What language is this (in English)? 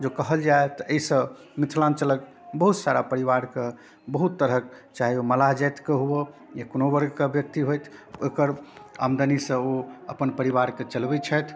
Maithili